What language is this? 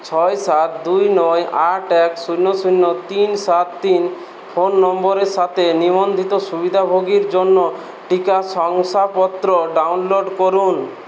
Bangla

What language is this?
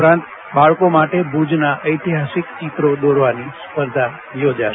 Gujarati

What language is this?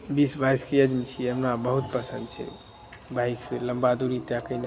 Maithili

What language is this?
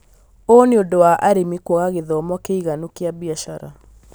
Kikuyu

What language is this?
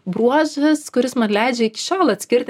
Lithuanian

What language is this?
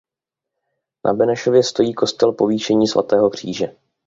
Czech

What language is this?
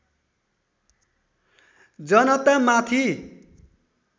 Nepali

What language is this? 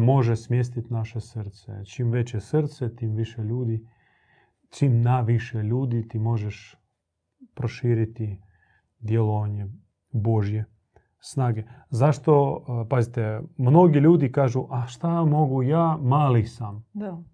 Croatian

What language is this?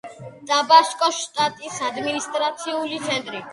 Georgian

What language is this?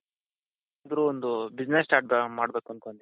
Kannada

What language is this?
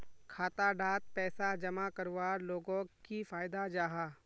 Magahi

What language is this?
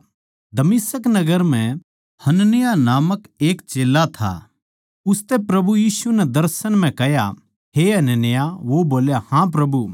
Haryanvi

